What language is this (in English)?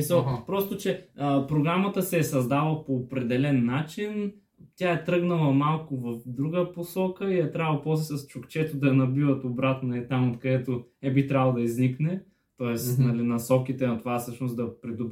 Bulgarian